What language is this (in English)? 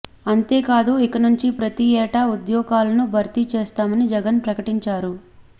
Telugu